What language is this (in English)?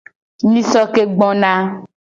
Gen